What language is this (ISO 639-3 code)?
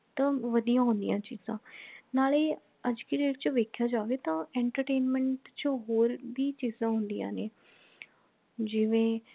pan